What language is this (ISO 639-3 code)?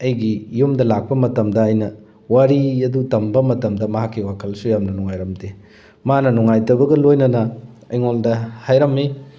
mni